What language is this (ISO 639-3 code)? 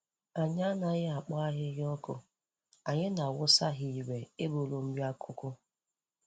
ibo